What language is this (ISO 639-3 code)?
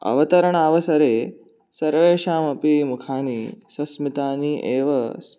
san